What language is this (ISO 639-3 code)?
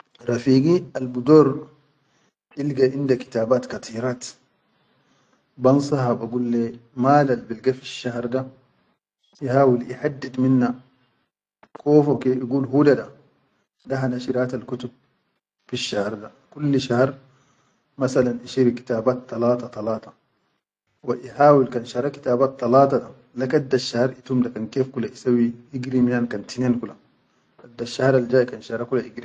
shu